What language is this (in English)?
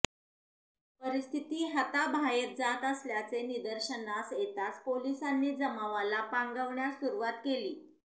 Marathi